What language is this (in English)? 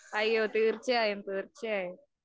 Malayalam